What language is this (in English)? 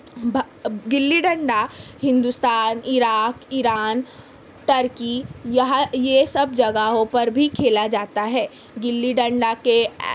Urdu